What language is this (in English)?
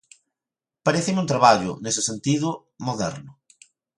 Galician